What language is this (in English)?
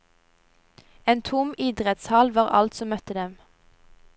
Norwegian